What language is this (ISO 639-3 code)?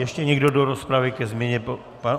ces